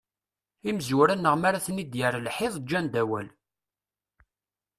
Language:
Kabyle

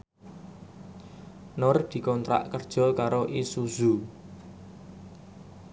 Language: Javanese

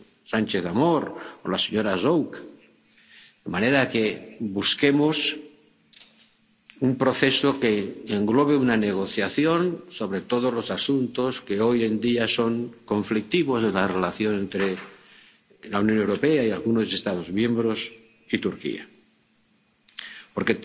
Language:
Spanish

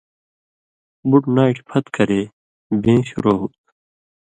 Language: Indus Kohistani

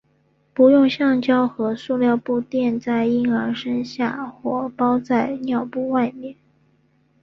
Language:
Chinese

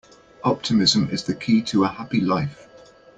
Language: English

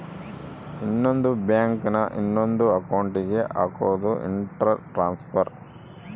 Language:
Kannada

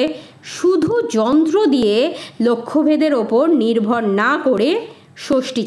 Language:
Bangla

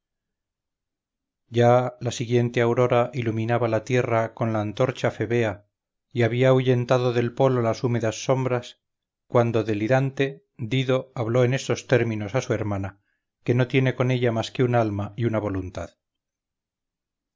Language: Spanish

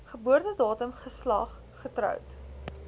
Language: Afrikaans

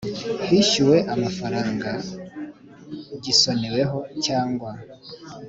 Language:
Kinyarwanda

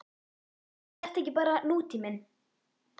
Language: Icelandic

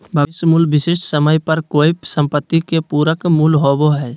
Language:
Magahi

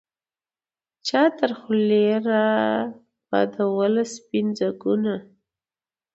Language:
Pashto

